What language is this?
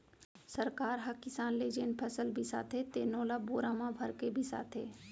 Chhattisgarhi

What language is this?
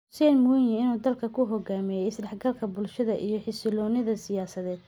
Somali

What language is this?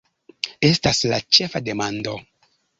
Esperanto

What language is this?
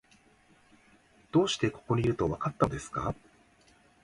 Japanese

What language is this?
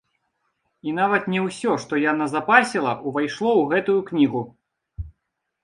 Belarusian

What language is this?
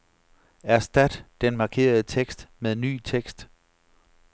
Danish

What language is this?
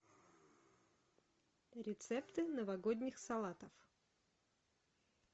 Russian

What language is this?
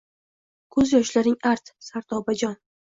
Uzbek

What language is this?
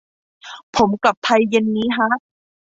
Thai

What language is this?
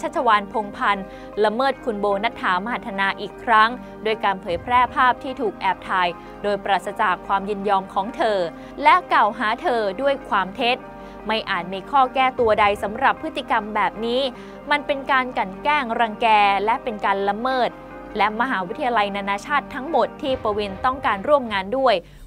Thai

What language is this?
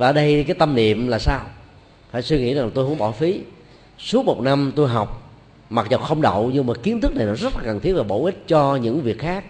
Vietnamese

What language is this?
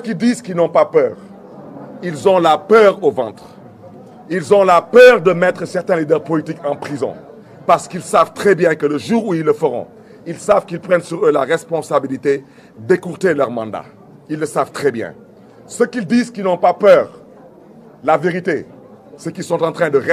French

